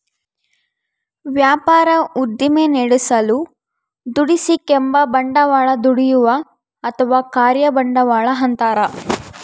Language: Kannada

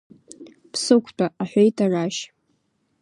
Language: Abkhazian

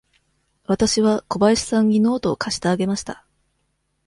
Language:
Japanese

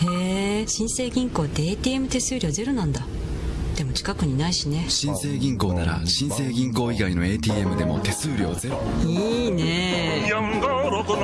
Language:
Japanese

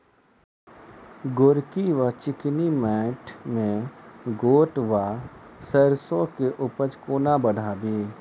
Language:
Maithili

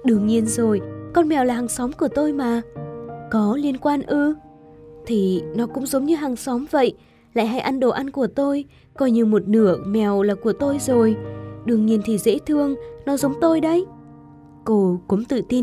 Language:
Vietnamese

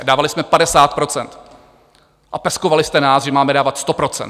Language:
Czech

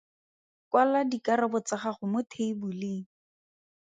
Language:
Tswana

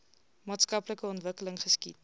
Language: Afrikaans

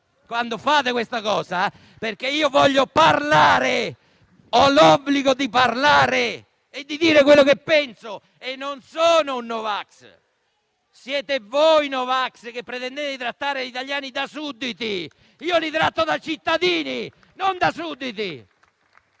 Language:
Italian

